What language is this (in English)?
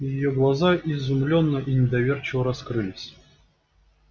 Russian